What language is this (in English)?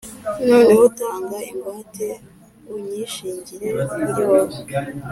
Kinyarwanda